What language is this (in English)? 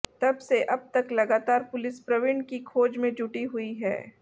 Hindi